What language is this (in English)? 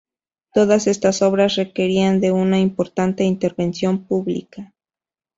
Spanish